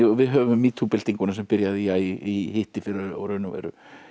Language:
Icelandic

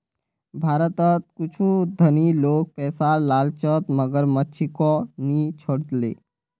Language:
Magahi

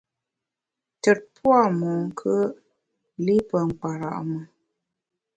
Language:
Bamun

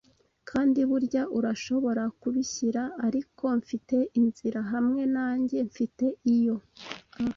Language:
Kinyarwanda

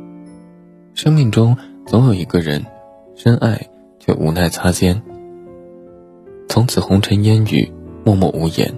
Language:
Chinese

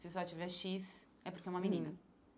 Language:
Portuguese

